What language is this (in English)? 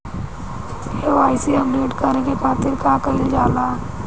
Bhojpuri